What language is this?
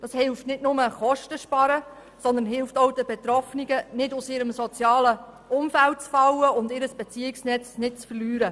Swiss German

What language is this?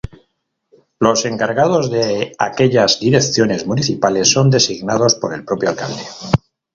Spanish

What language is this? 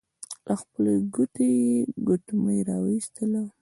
Pashto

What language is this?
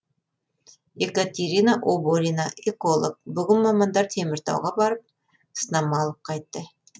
Kazakh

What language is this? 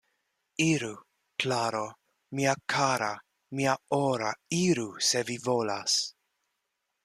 Esperanto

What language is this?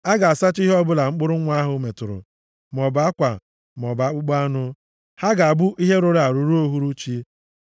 Igbo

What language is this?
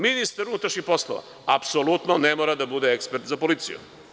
Serbian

